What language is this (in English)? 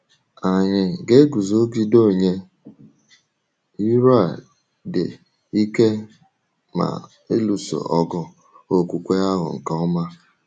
Igbo